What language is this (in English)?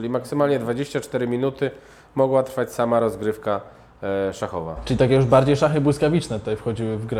Polish